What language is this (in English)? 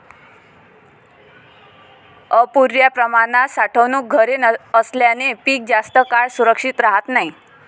Marathi